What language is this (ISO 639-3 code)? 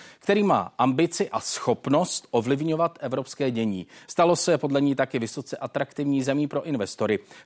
ces